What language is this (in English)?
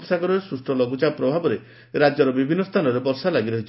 Odia